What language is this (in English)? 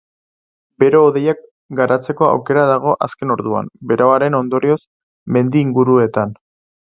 Basque